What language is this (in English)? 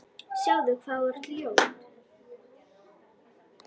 Icelandic